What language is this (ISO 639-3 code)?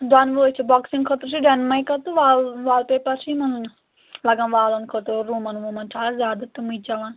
kas